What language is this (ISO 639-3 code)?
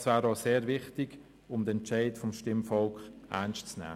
gsw